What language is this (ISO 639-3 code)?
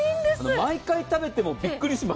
jpn